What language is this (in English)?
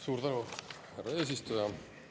Estonian